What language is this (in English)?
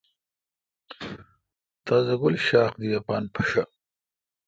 Kalkoti